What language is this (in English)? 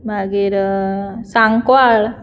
Konkani